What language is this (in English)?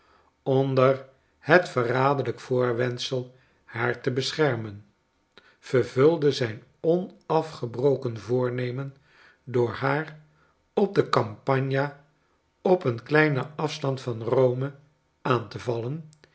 Dutch